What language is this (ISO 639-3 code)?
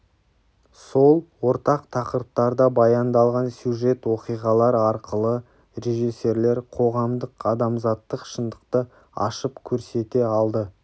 kaz